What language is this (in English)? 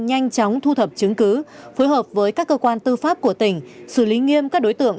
Vietnamese